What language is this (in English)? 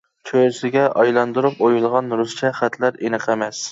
Uyghur